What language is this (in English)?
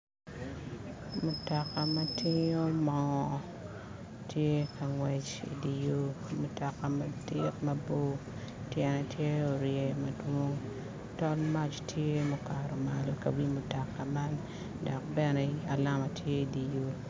Acoli